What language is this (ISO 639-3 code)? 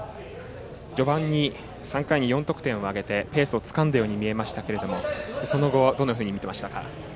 jpn